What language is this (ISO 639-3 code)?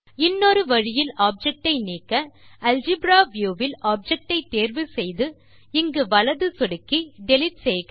tam